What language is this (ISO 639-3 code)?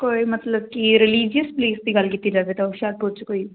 pan